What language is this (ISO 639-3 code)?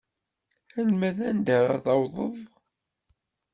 kab